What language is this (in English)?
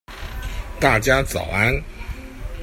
Chinese